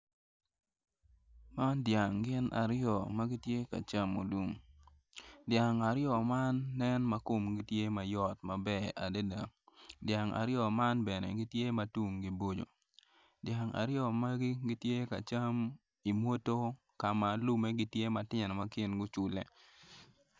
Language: Acoli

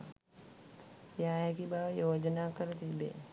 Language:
Sinhala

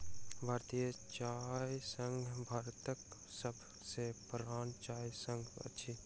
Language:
Maithili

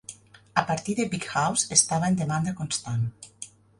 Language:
Catalan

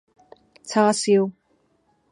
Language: Cantonese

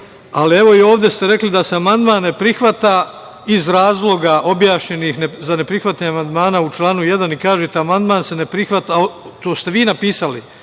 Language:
Serbian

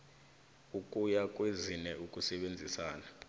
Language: South Ndebele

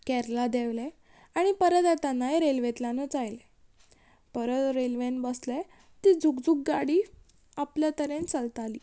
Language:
Konkani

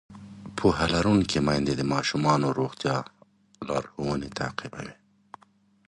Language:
Pashto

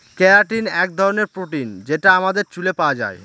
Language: Bangla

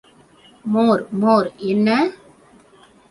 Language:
Tamil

